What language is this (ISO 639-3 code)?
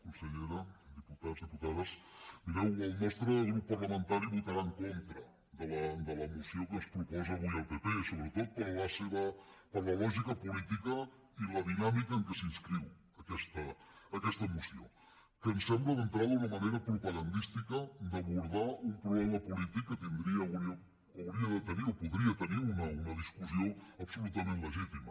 cat